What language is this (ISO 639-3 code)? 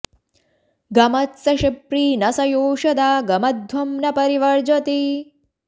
san